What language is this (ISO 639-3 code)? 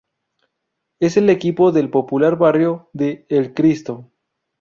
spa